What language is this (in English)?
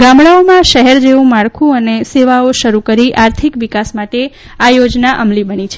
Gujarati